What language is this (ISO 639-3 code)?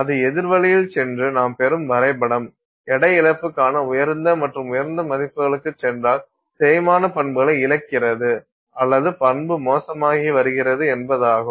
tam